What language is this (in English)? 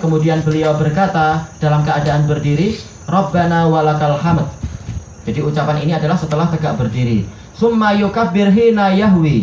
Indonesian